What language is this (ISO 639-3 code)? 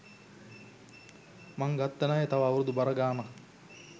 sin